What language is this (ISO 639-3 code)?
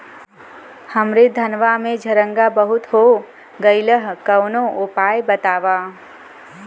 bho